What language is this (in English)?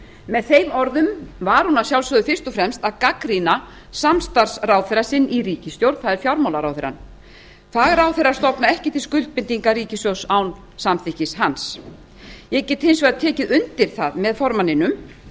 Icelandic